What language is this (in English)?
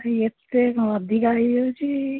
Odia